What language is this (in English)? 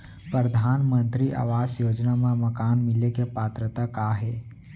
Chhattisgarhi